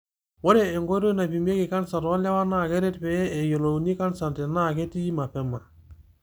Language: Masai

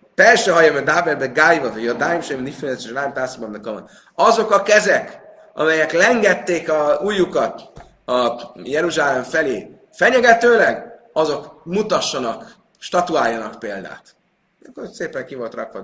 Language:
Hungarian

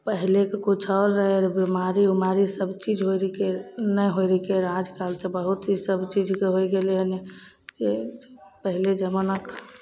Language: Maithili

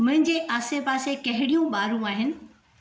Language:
Sindhi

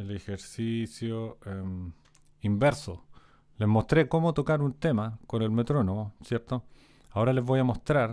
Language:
Spanish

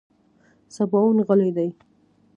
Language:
Pashto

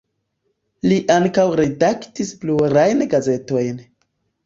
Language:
Esperanto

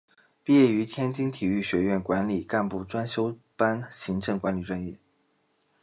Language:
Chinese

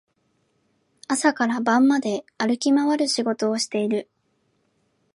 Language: Japanese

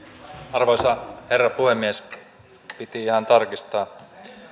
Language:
Finnish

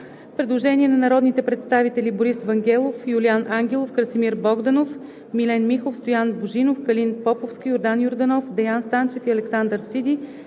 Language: Bulgarian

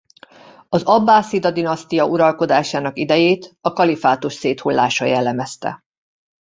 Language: Hungarian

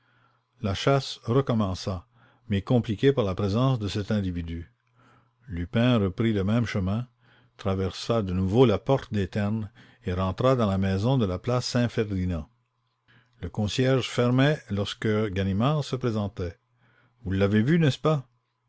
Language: French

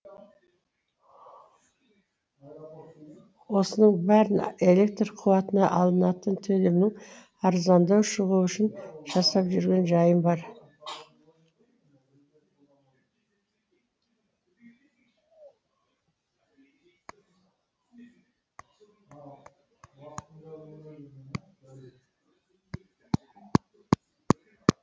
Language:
Kazakh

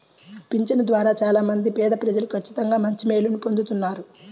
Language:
Telugu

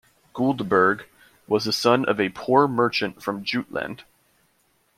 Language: English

